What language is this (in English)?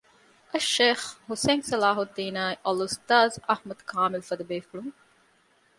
Divehi